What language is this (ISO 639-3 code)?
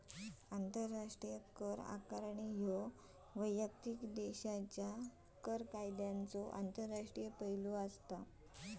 mar